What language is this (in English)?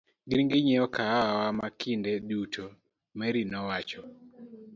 Luo (Kenya and Tanzania)